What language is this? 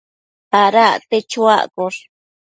Matsés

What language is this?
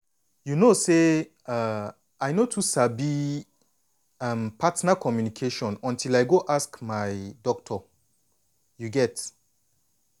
Nigerian Pidgin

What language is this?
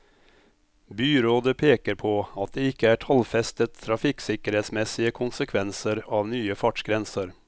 Norwegian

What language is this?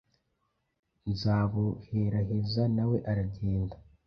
Kinyarwanda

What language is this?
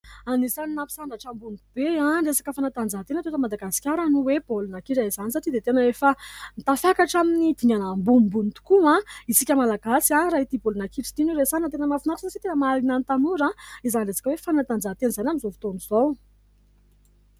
Malagasy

